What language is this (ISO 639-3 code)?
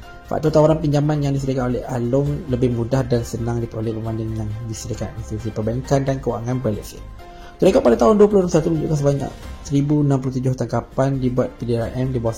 msa